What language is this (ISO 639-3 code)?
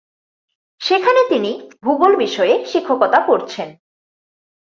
ben